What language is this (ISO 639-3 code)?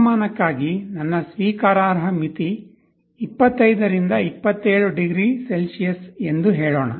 kan